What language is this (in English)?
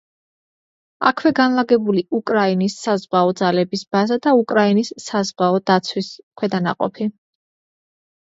Georgian